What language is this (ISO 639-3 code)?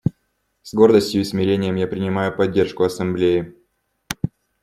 rus